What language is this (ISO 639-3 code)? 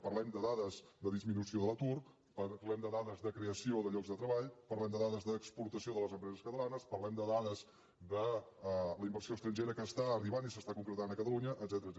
cat